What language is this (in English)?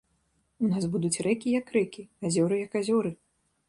Belarusian